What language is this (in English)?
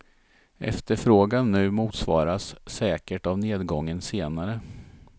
Swedish